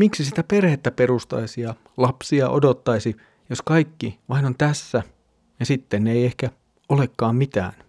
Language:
Finnish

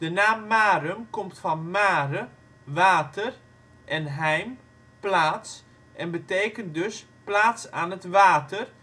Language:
Dutch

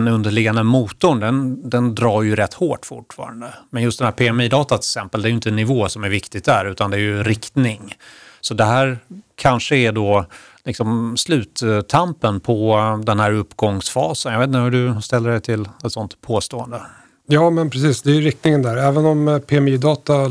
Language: Swedish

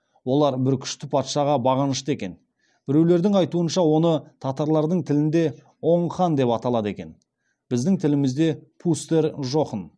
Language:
Kazakh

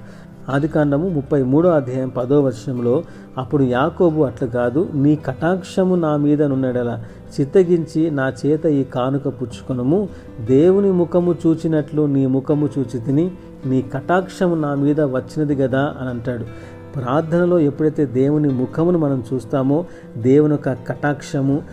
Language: Telugu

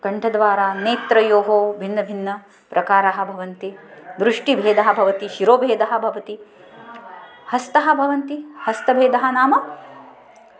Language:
Sanskrit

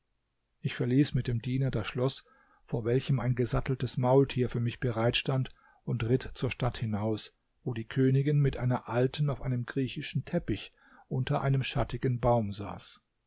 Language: German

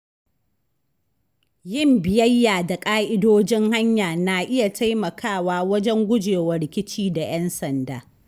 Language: Hausa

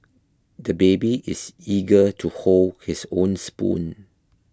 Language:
English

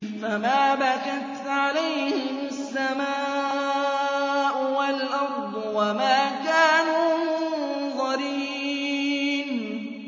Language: Arabic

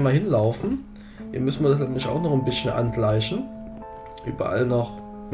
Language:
German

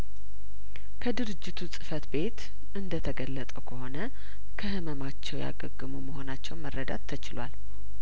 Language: Amharic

